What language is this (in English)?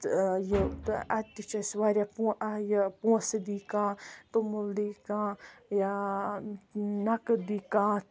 Kashmiri